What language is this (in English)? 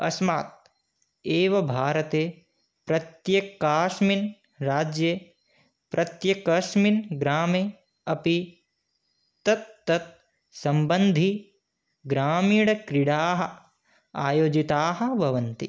Sanskrit